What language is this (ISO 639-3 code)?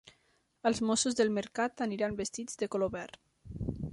cat